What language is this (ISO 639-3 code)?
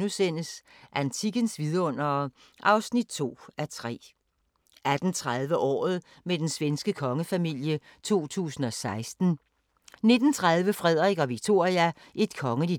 dan